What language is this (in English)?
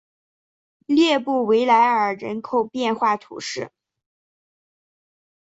Chinese